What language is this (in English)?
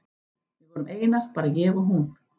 Icelandic